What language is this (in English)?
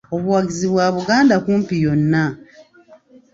Ganda